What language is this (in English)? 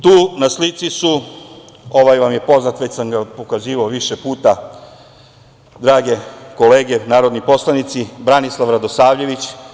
Serbian